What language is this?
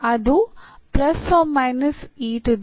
Kannada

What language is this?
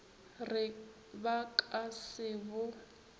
Northern Sotho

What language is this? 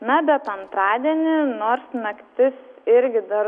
Lithuanian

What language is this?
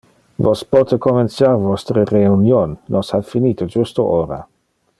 Interlingua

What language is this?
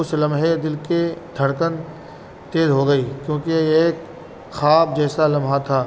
Urdu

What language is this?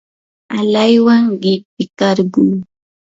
Yanahuanca Pasco Quechua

